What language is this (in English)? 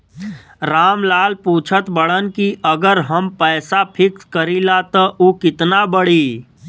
Bhojpuri